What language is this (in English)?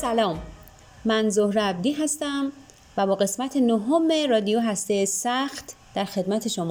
Persian